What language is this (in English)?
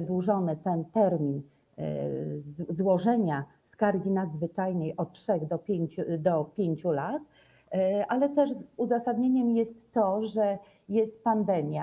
Polish